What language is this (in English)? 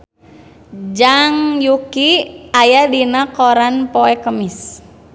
Sundanese